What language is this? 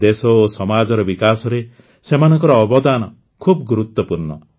Odia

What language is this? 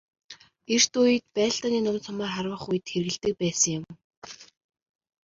Mongolian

